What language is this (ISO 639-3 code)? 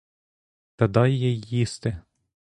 ukr